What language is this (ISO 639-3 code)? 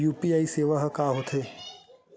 hne